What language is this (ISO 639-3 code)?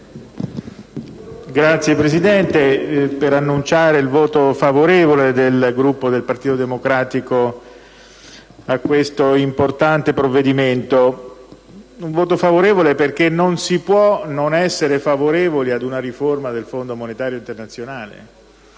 ita